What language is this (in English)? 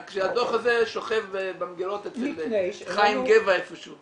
Hebrew